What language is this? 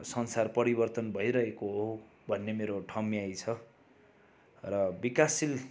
Nepali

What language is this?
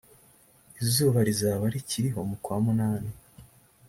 Kinyarwanda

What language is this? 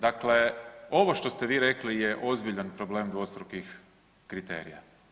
Croatian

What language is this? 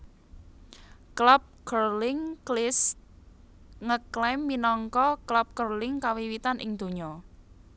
Javanese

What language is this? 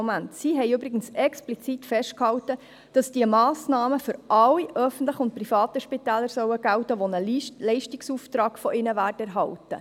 Swiss German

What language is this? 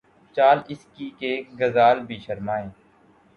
Urdu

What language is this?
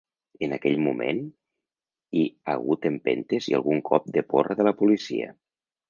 Catalan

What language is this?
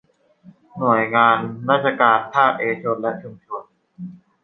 Thai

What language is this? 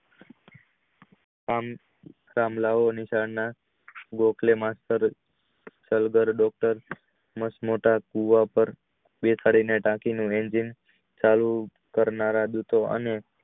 Gujarati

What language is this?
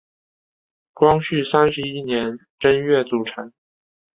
Chinese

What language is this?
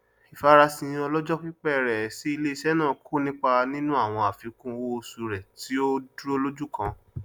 Yoruba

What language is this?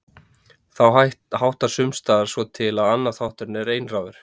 Icelandic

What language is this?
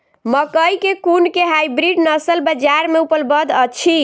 Maithili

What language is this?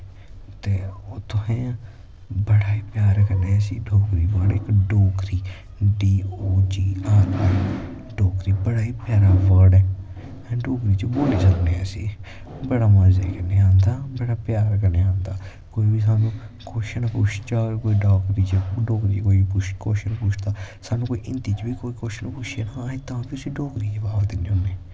Dogri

